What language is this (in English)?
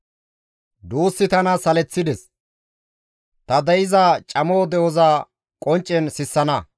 Gamo